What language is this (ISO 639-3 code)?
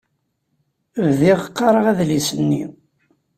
kab